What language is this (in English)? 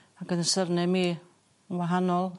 Welsh